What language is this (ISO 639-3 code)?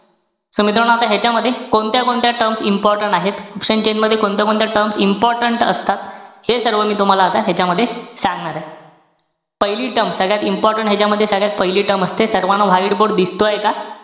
mar